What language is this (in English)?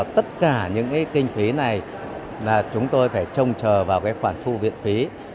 Vietnamese